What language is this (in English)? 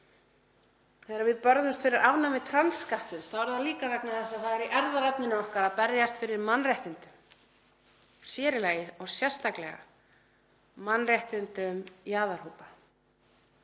Icelandic